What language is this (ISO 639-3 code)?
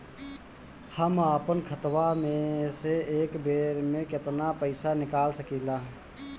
bho